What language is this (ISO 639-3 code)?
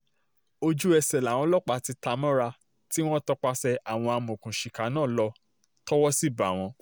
yor